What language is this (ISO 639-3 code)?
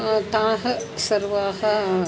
san